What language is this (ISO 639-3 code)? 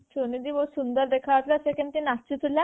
ori